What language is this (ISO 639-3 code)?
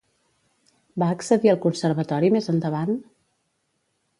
cat